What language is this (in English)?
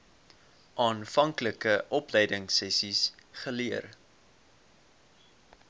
Afrikaans